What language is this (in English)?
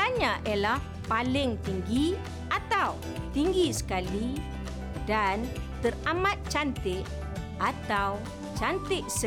Malay